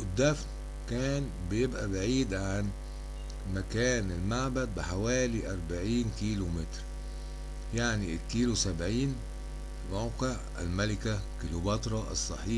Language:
Arabic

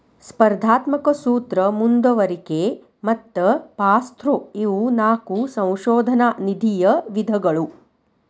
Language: Kannada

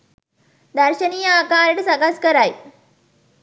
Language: Sinhala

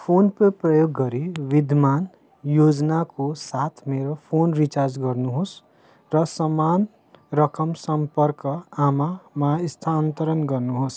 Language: Nepali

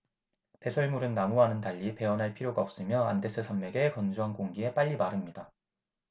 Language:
Korean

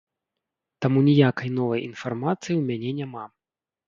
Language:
Belarusian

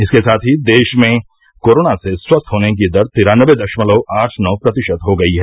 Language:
Hindi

